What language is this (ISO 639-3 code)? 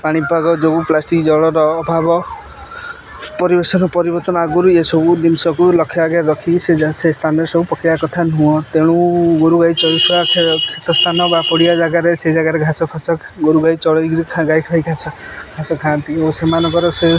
ori